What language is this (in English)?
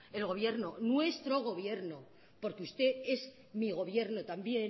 Spanish